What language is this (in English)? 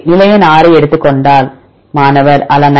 Tamil